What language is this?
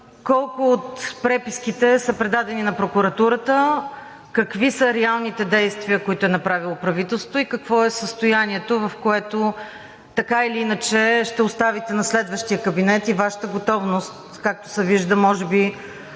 Bulgarian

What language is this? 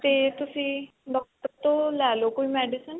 Punjabi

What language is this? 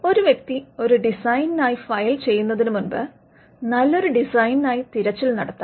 Malayalam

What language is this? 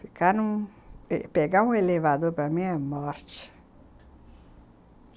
Portuguese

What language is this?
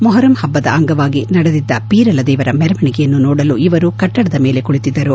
Kannada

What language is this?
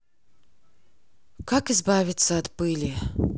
Russian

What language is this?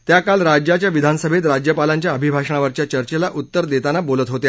Marathi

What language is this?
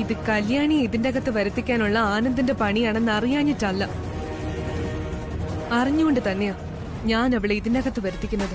Malayalam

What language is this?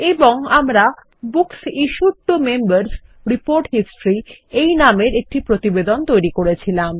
Bangla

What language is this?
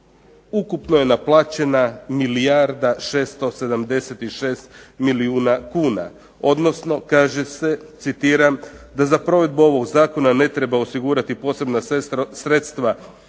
Croatian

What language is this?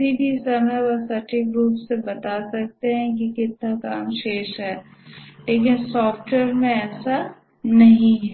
Hindi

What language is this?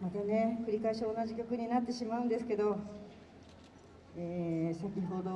Japanese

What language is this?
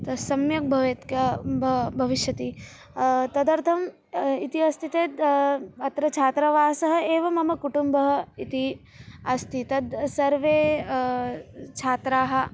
Sanskrit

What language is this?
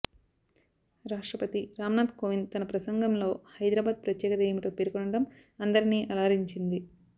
Telugu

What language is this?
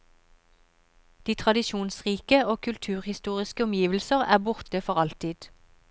Norwegian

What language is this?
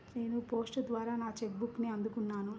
Telugu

